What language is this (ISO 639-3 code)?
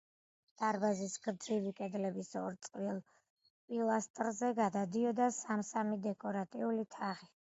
kat